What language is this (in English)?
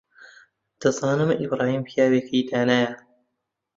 Central Kurdish